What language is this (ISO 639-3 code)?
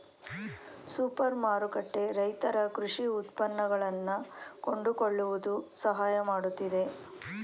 kan